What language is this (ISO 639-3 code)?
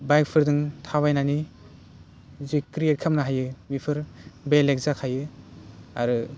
brx